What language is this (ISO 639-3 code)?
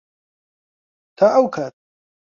ckb